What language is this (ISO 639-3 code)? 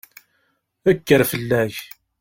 kab